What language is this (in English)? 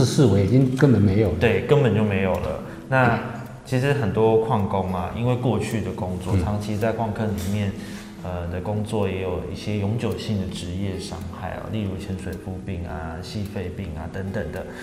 Chinese